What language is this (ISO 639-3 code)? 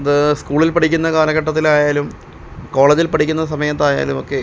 mal